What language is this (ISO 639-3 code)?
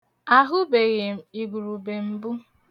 ibo